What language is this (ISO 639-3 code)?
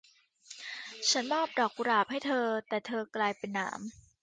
tha